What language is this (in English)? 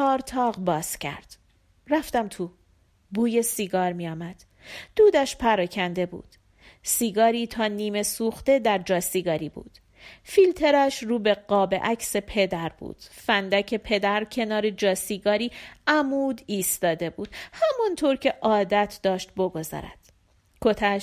Persian